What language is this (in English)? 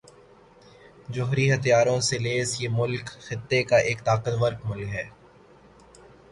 Urdu